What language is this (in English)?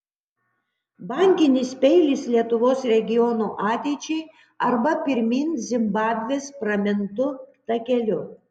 Lithuanian